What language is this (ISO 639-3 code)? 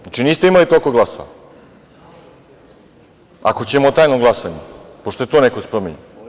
srp